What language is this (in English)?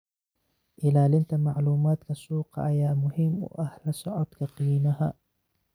Somali